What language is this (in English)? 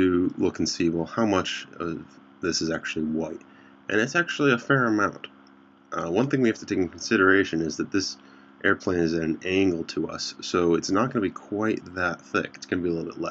English